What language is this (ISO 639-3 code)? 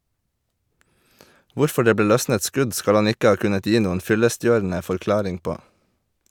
nor